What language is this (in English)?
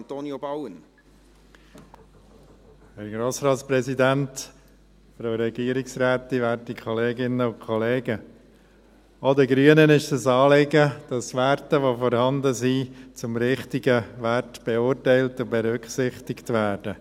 Swiss German